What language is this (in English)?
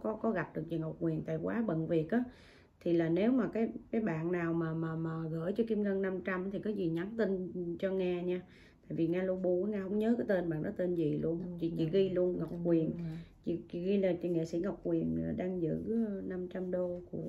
Vietnamese